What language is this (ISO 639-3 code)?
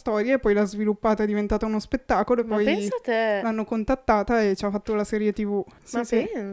ita